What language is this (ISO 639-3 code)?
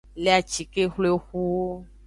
ajg